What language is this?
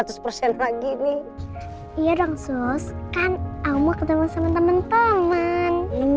Indonesian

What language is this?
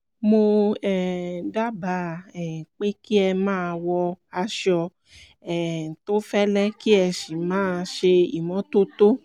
Yoruba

